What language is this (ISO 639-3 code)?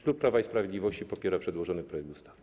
pol